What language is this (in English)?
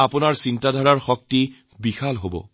Assamese